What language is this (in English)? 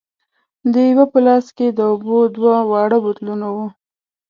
Pashto